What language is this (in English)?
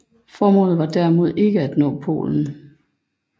Danish